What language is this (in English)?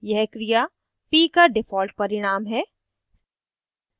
Hindi